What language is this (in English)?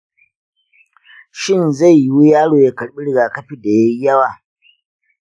Hausa